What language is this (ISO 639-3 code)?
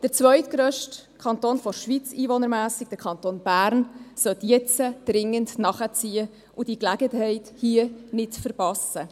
gsw